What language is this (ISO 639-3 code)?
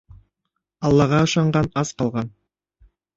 bak